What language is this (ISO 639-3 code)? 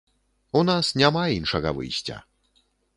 bel